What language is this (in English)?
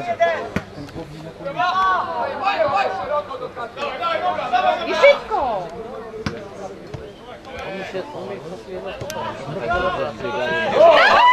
Polish